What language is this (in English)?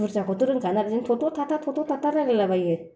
Bodo